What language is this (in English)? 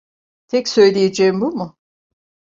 Turkish